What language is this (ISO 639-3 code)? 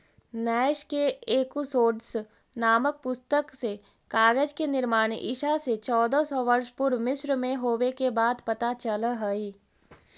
mag